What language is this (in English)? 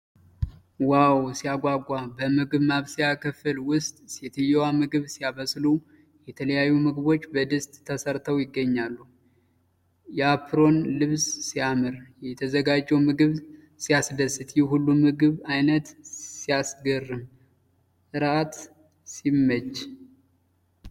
Amharic